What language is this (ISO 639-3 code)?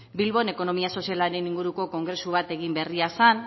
eus